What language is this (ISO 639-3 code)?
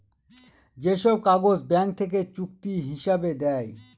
ben